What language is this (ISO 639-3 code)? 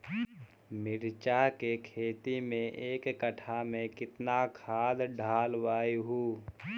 mag